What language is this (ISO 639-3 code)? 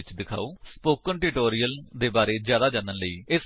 pan